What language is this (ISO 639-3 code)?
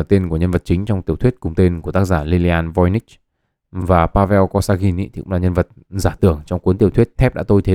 vie